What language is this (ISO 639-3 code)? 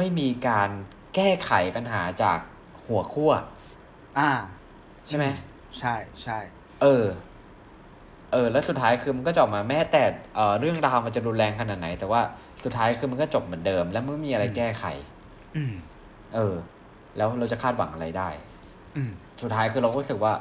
tha